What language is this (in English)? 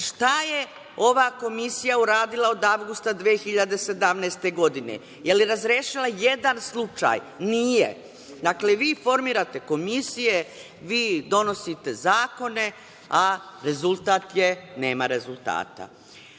Serbian